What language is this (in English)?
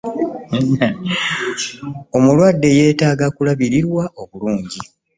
Ganda